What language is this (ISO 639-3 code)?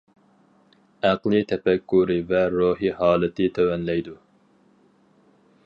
uig